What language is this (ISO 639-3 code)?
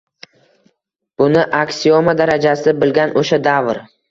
uzb